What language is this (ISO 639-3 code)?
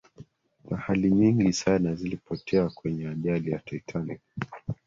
swa